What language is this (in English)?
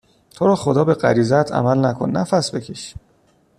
Persian